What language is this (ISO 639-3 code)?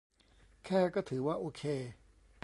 tha